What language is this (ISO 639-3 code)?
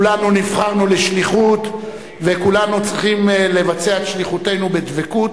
heb